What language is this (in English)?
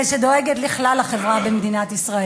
Hebrew